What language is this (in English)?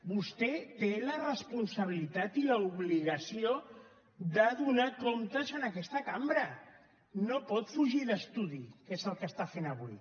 Catalan